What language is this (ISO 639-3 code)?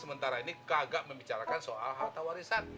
ind